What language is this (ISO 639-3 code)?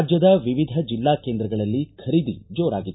kan